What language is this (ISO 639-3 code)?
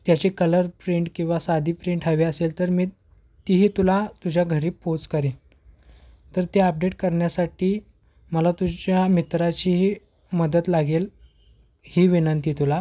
mar